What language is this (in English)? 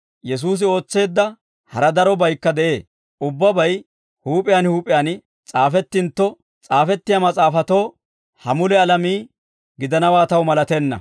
Dawro